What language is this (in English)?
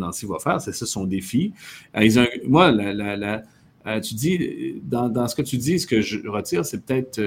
French